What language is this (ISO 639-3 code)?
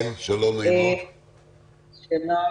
heb